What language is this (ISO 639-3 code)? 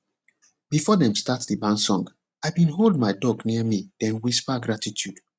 pcm